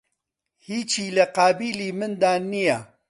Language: Central Kurdish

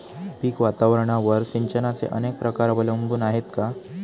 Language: Marathi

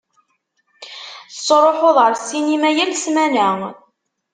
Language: Kabyle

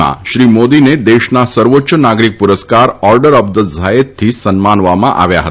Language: Gujarati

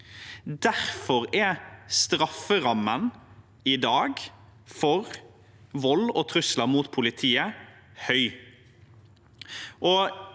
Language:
Norwegian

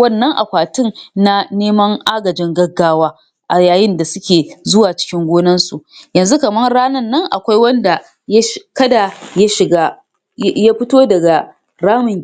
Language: Hausa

